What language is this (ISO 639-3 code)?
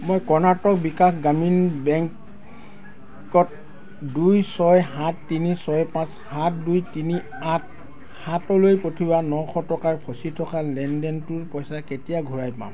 asm